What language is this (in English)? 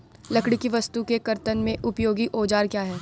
Hindi